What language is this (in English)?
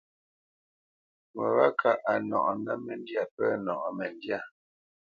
Bamenyam